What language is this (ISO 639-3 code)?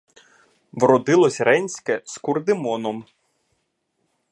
ukr